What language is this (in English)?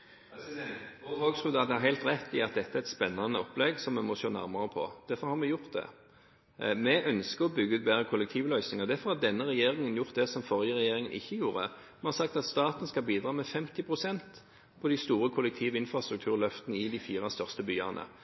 Norwegian Bokmål